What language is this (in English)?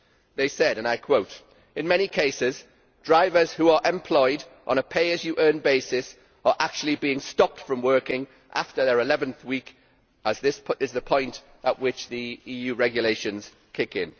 English